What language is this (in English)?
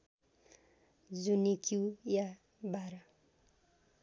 Nepali